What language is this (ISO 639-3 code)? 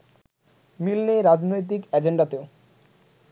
ben